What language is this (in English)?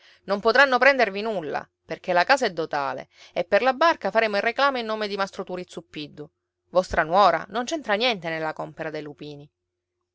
Italian